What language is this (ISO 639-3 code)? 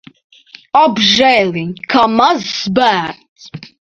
lav